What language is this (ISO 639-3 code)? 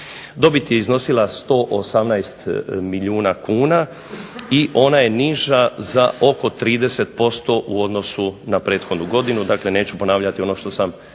hrv